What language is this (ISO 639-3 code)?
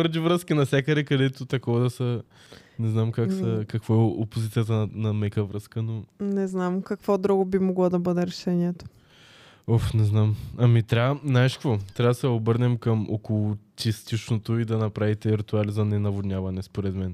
bul